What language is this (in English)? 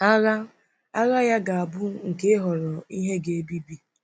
Igbo